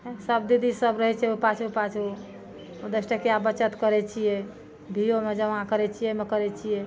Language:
Maithili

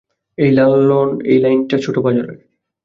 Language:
Bangla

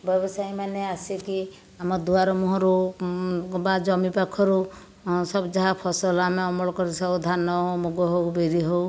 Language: Odia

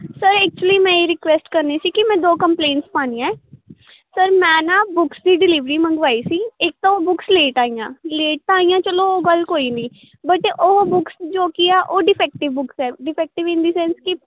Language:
Punjabi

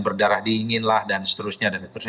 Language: Indonesian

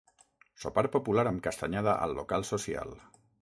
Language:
Catalan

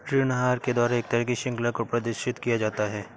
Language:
Hindi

